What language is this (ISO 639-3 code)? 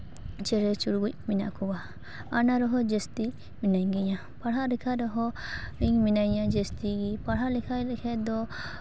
sat